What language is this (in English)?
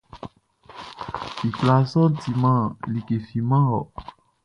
Baoulé